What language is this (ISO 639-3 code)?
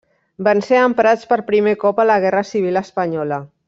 cat